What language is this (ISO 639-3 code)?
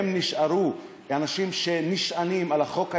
heb